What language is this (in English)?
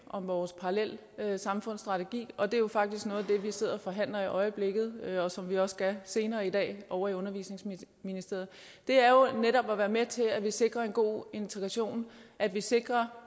Danish